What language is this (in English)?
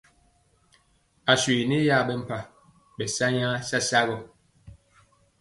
Mpiemo